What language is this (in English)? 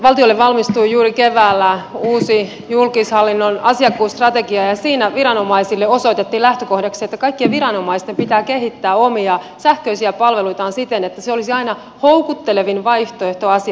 Finnish